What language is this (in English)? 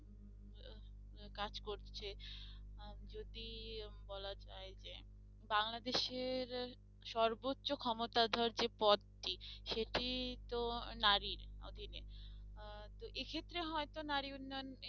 Bangla